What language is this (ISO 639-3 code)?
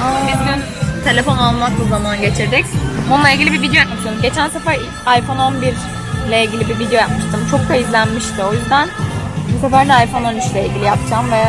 tur